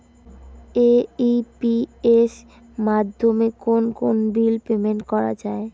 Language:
Bangla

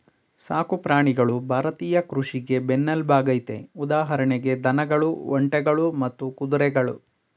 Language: Kannada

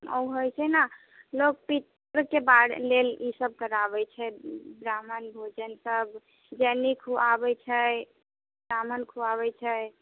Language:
Maithili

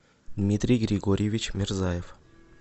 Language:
Russian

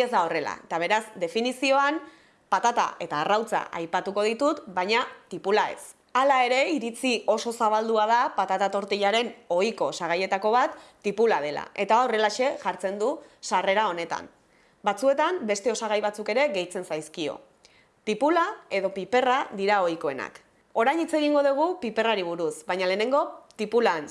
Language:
Basque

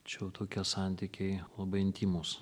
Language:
Lithuanian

